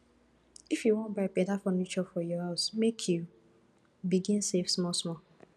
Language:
Nigerian Pidgin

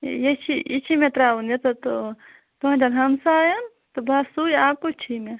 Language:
Kashmiri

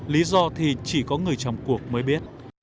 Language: Vietnamese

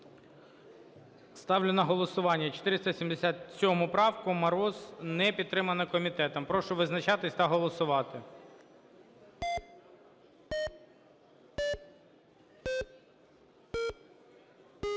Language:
Ukrainian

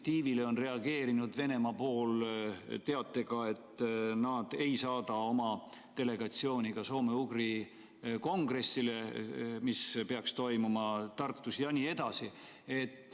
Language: Estonian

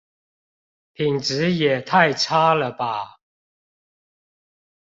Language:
Chinese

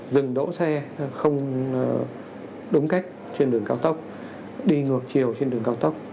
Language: Vietnamese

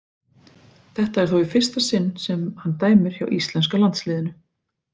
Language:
Icelandic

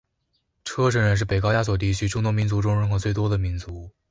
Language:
Chinese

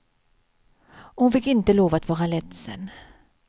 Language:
Swedish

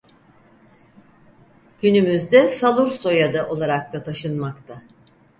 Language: Turkish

